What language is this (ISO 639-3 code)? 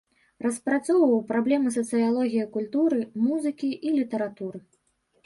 bel